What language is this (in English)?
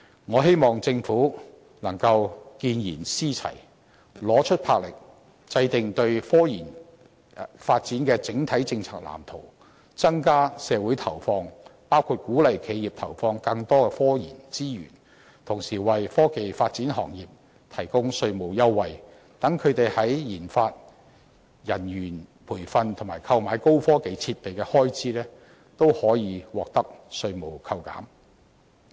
Cantonese